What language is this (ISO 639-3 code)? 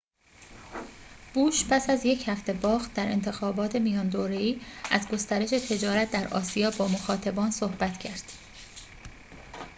fas